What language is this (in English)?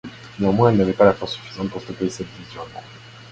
French